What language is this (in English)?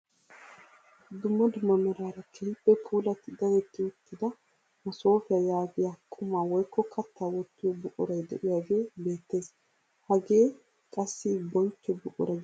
Wolaytta